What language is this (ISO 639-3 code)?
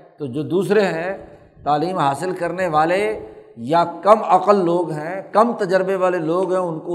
urd